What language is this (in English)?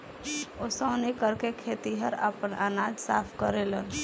Bhojpuri